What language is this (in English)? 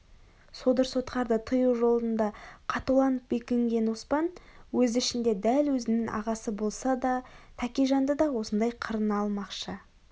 Kazakh